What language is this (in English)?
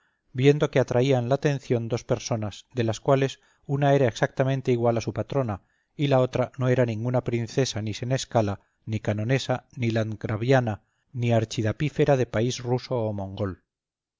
Spanish